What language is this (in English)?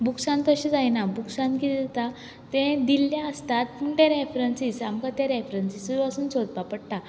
Konkani